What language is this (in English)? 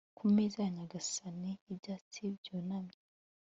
Kinyarwanda